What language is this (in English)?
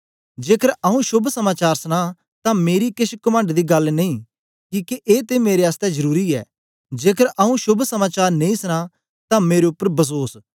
Dogri